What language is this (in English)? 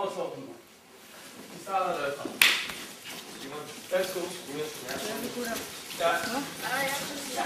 Danish